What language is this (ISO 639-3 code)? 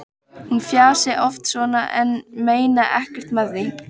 isl